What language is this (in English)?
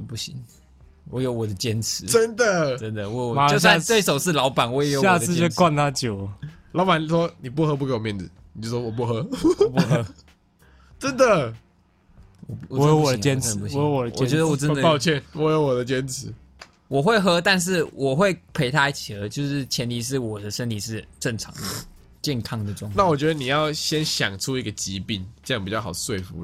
Chinese